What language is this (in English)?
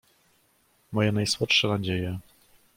Polish